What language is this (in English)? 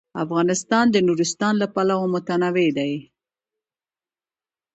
Pashto